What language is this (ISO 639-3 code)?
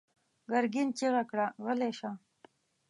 pus